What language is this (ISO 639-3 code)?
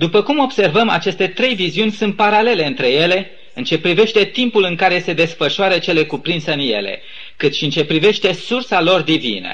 ron